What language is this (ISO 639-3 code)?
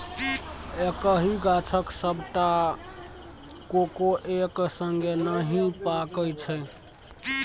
mai